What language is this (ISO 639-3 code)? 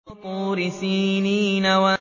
ara